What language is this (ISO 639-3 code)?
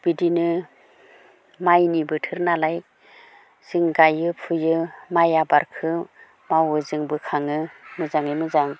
brx